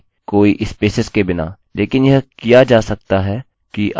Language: Hindi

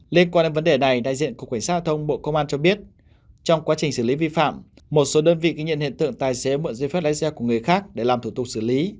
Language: Vietnamese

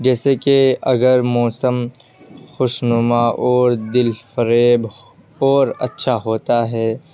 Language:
Urdu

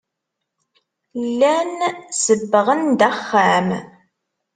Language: Kabyle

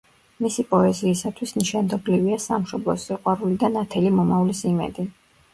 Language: Georgian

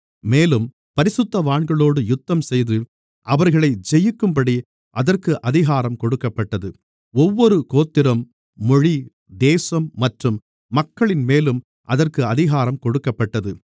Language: Tamil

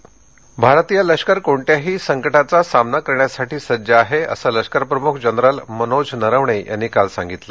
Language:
Marathi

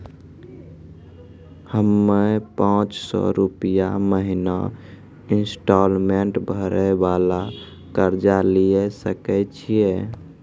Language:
Maithili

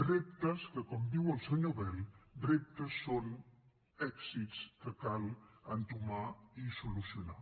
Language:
Catalan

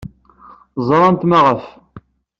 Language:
Kabyle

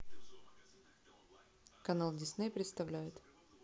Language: Russian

